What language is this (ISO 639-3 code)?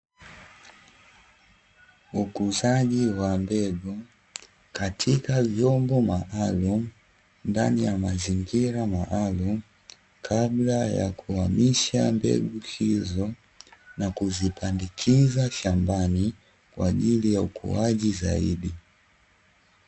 swa